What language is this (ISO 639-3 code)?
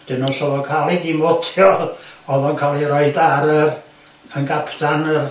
cym